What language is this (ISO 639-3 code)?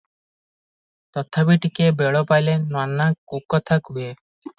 ori